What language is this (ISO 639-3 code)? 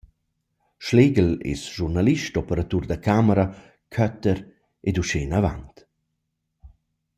roh